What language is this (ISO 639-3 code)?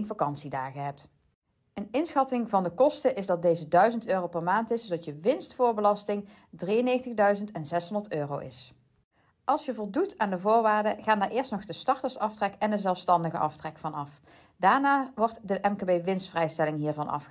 nld